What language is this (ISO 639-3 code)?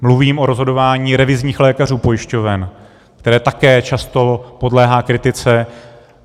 ces